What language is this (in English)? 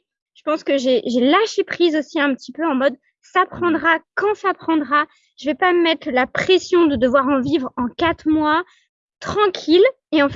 French